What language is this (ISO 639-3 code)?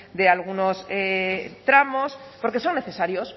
spa